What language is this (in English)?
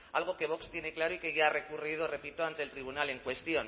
Spanish